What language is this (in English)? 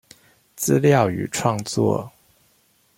Chinese